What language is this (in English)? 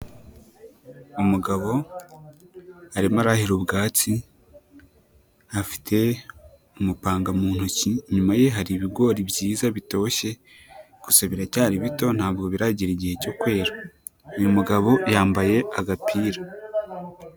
Kinyarwanda